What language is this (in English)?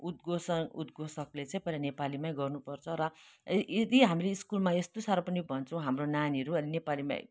Nepali